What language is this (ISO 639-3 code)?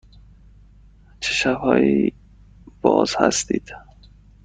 fas